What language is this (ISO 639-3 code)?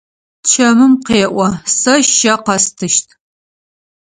ady